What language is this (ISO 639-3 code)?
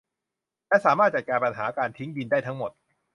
tha